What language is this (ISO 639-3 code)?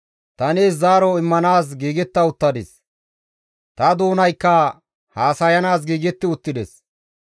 gmv